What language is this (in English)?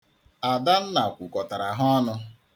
Igbo